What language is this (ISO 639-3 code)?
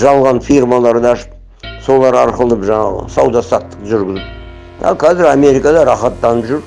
kaz